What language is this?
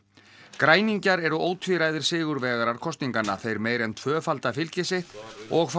Icelandic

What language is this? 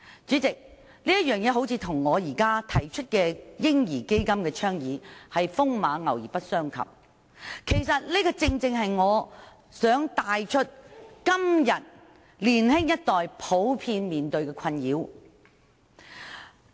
Cantonese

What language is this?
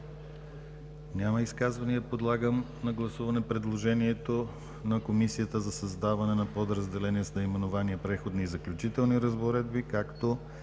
Bulgarian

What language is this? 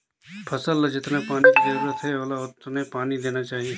Chhattisgarhi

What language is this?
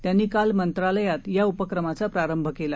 Marathi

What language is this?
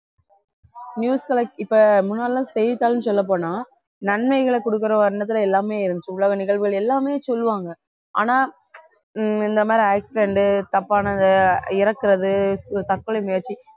Tamil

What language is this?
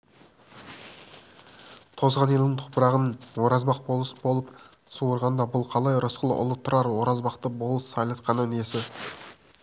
Kazakh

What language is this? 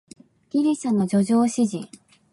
Japanese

